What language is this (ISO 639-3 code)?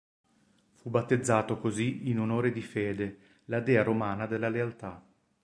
ita